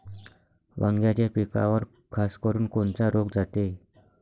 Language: Marathi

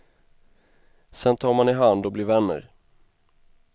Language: Swedish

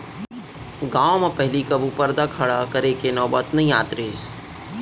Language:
Chhattisgarhi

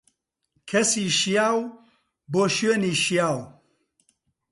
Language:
Central Kurdish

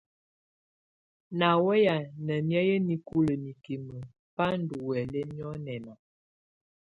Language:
Tunen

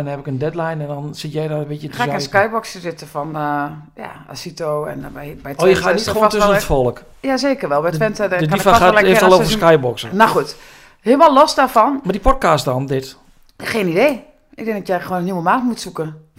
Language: Dutch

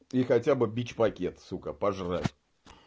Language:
Russian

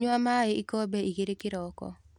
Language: Kikuyu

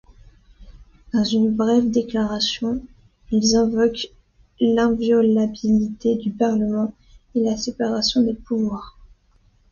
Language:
French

